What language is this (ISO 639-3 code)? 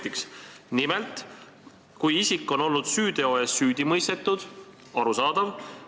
est